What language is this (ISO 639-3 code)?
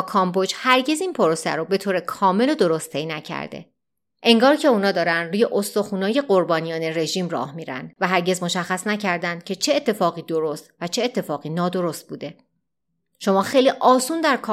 fas